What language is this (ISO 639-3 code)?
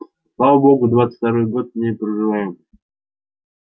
rus